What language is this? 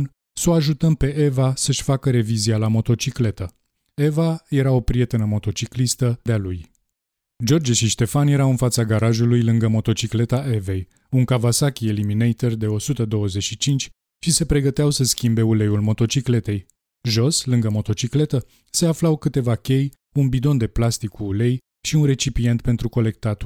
Romanian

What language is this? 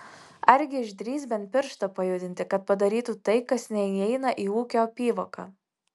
Lithuanian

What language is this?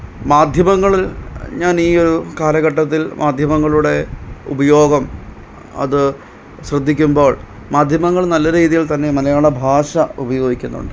Malayalam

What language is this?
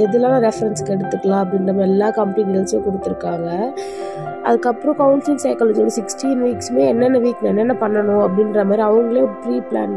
Romanian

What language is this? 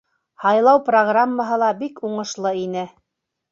Bashkir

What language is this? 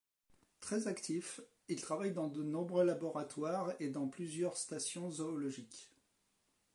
French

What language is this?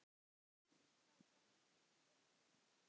Icelandic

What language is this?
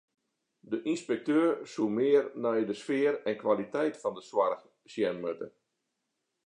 Western Frisian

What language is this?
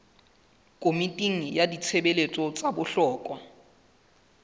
Southern Sotho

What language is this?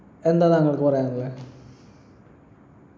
Malayalam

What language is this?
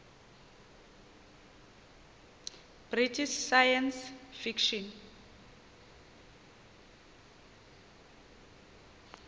Xhosa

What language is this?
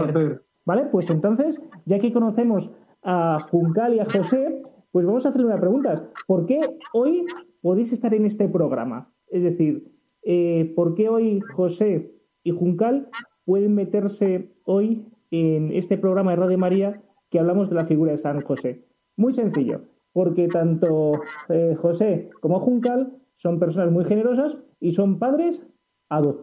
Spanish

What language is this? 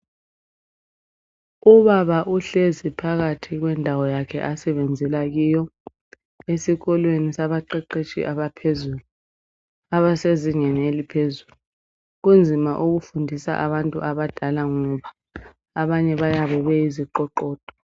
North Ndebele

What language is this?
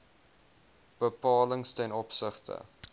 Afrikaans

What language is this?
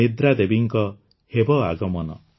Odia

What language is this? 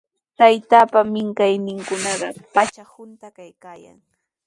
Sihuas Ancash Quechua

